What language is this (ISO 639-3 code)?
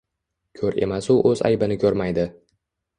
uzb